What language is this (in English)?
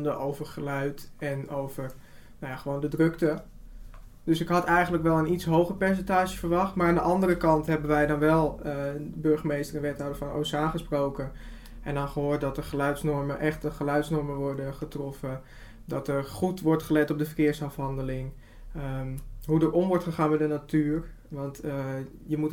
Dutch